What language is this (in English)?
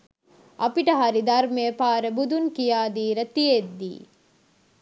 Sinhala